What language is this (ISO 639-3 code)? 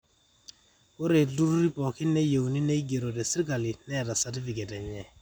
mas